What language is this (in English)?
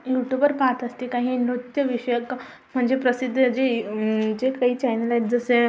Marathi